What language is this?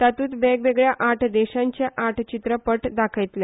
Konkani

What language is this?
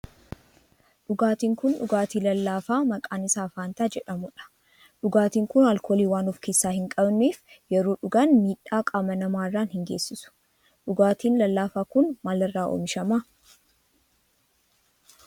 Oromo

